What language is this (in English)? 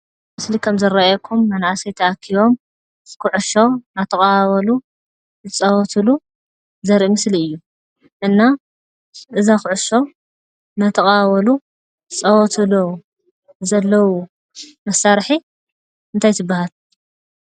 Tigrinya